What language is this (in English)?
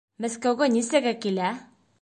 Bashkir